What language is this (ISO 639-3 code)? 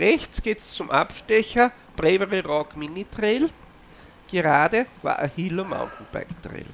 deu